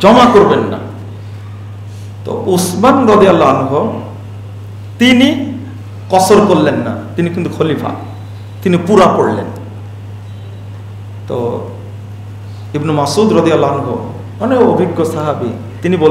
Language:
Indonesian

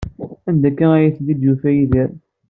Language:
Kabyle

